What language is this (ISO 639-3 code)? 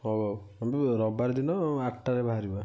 ori